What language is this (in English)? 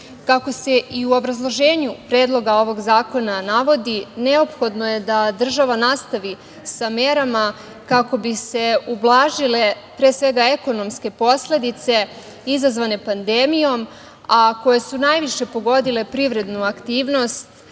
Serbian